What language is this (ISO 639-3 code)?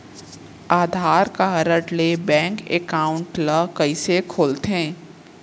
hne